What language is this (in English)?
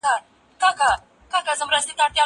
Pashto